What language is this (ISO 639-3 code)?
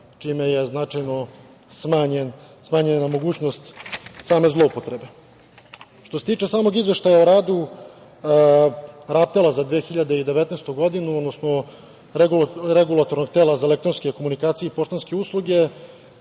srp